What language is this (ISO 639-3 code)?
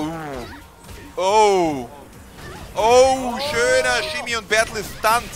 deu